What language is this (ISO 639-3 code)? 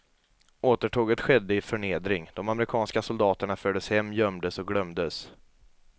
swe